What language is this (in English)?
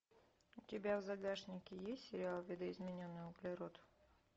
Russian